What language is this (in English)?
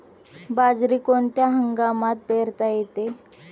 Marathi